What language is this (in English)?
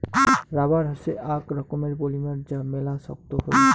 Bangla